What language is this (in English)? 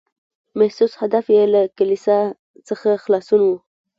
Pashto